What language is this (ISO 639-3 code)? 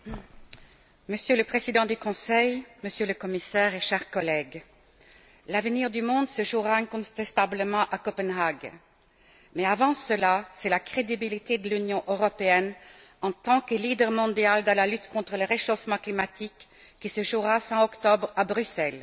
fra